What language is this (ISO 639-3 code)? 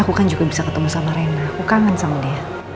ind